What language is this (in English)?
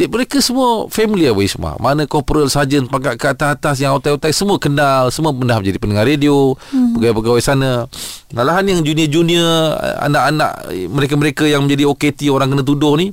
Malay